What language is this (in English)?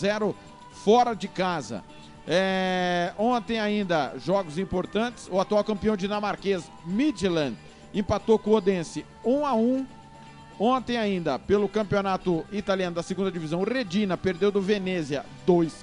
Portuguese